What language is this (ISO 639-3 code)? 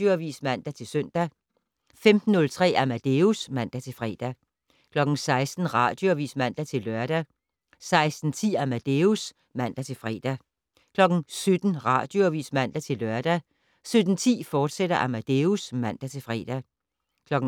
dan